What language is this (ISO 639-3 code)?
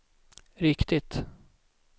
swe